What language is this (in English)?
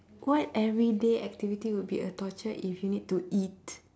English